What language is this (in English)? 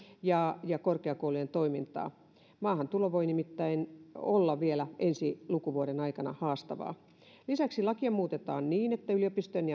Finnish